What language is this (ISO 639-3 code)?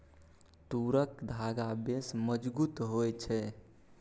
mai